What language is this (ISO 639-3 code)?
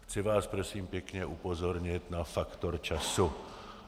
ces